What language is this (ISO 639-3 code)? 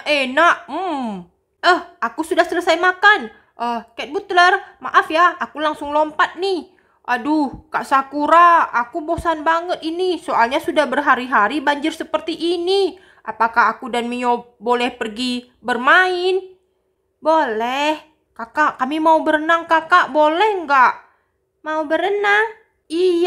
ind